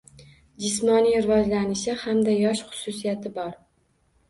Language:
Uzbek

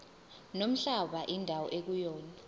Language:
Zulu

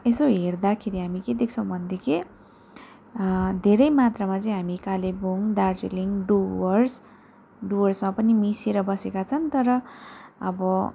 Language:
Nepali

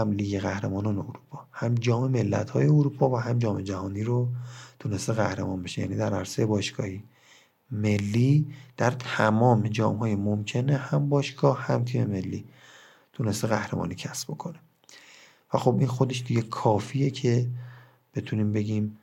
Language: Persian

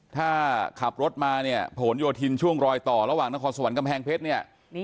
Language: Thai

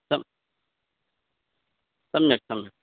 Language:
Sanskrit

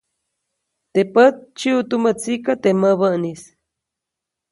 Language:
Copainalá Zoque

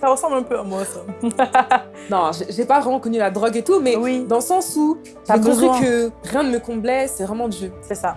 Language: French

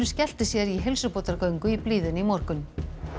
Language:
Icelandic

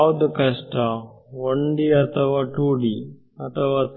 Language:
Kannada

